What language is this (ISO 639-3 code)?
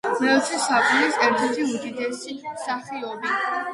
kat